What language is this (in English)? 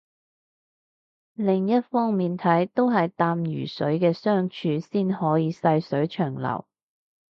Cantonese